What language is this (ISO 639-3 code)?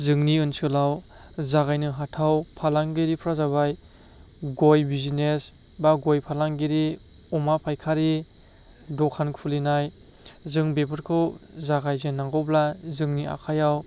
brx